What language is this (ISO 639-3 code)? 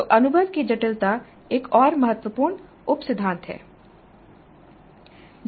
hin